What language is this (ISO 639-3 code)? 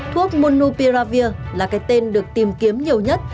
vie